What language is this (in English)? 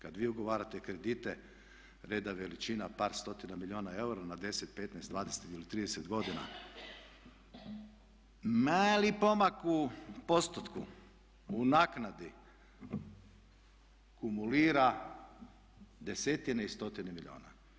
Croatian